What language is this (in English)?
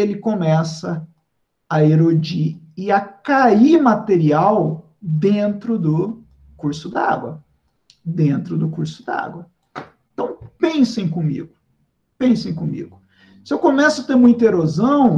Portuguese